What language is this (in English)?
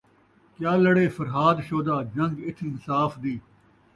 Saraiki